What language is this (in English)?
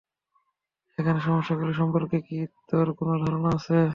Bangla